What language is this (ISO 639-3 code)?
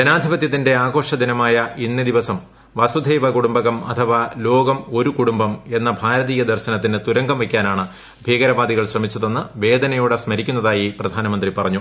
mal